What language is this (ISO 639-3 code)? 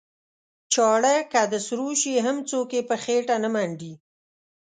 pus